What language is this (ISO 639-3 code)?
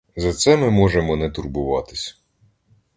ukr